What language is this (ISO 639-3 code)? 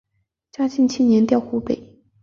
zho